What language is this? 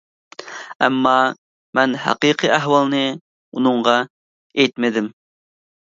Uyghur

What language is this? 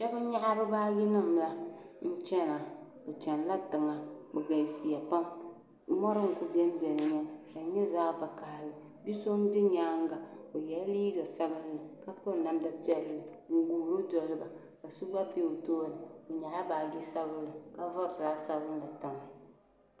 Dagbani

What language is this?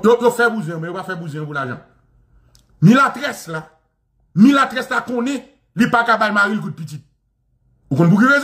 French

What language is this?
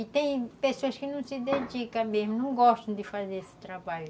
Portuguese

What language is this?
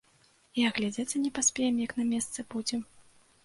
Belarusian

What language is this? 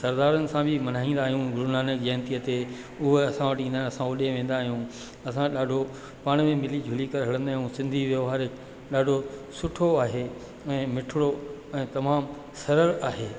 Sindhi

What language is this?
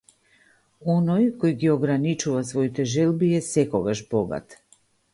Macedonian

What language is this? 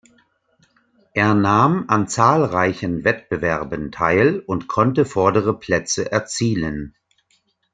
German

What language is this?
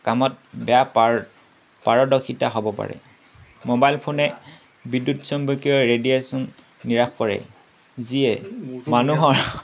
Assamese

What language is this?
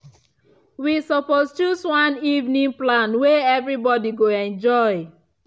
Nigerian Pidgin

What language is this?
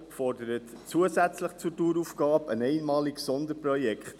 Swiss German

